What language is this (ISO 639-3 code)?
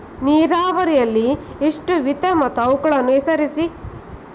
kan